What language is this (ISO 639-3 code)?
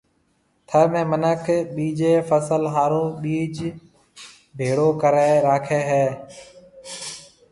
mve